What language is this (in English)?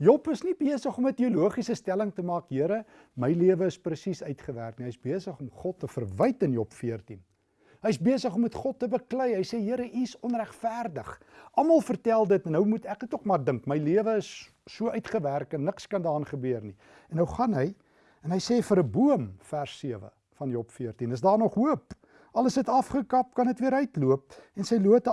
Dutch